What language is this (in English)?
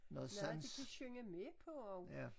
Danish